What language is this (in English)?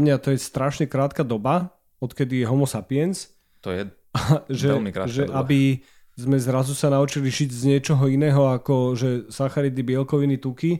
Slovak